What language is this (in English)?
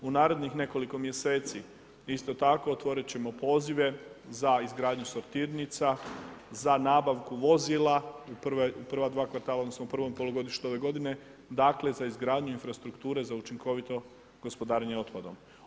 Croatian